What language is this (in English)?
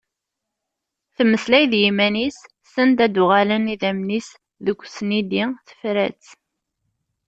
Kabyle